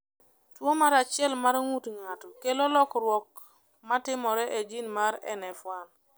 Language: Luo (Kenya and Tanzania)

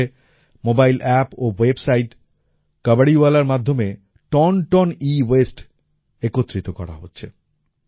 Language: Bangla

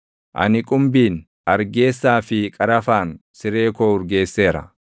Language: Oromo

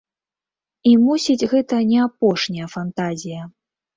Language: Belarusian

